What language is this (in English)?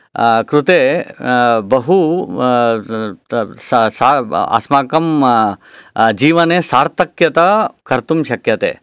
Sanskrit